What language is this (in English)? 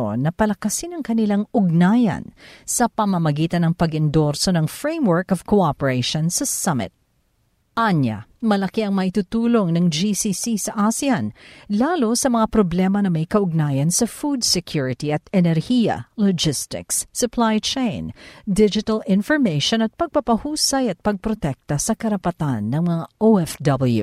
Filipino